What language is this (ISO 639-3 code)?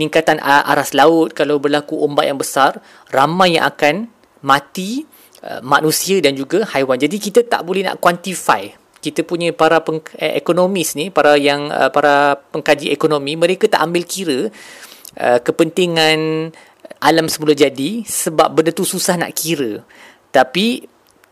msa